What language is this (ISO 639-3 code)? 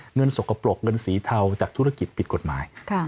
tha